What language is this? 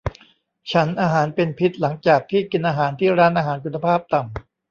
Thai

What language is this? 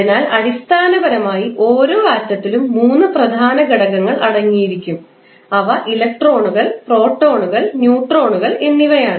Malayalam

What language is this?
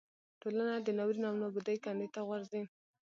Pashto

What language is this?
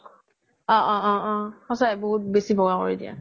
Assamese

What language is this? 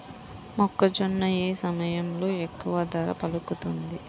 Telugu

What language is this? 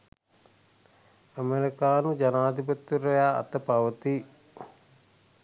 Sinhala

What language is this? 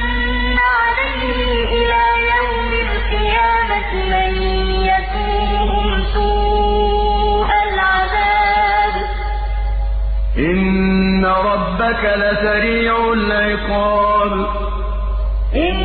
Arabic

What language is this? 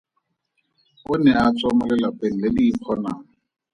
Tswana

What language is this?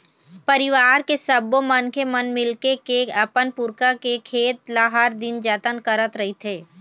Chhattisgarhi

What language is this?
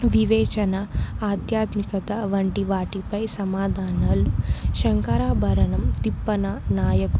Telugu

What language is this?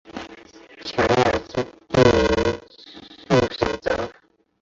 Chinese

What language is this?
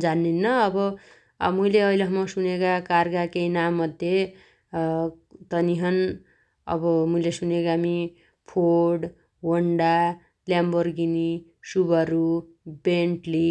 Dotyali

